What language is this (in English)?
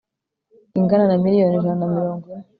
Kinyarwanda